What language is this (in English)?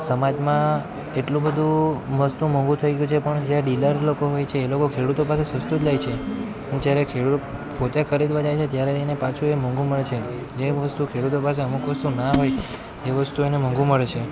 Gujarati